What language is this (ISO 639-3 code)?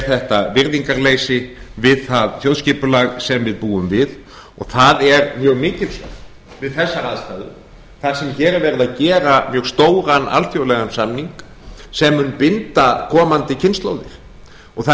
isl